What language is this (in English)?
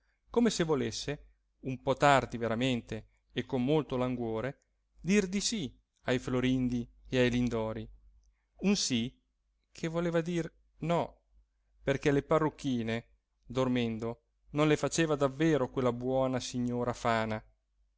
Italian